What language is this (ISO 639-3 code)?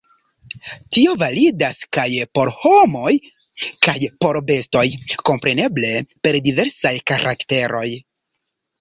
epo